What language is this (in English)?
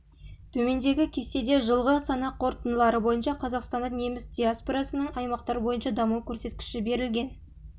Kazakh